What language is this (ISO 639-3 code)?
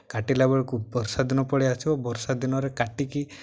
ori